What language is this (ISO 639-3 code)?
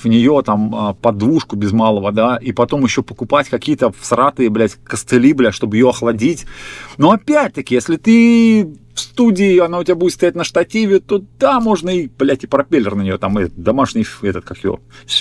rus